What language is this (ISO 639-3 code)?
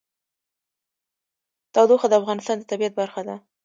pus